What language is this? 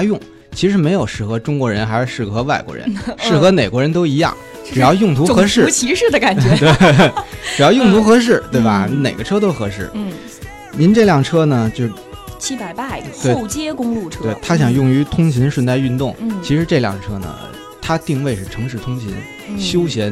Chinese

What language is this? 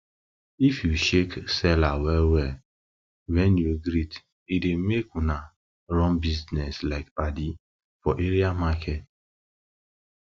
Nigerian Pidgin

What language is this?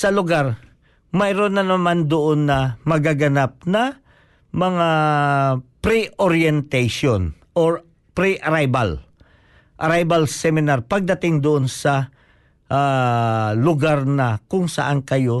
Filipino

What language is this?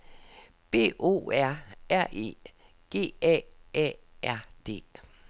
Danish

